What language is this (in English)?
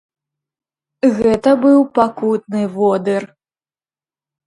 Belarusian